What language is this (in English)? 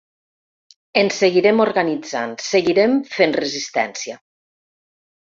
Catalan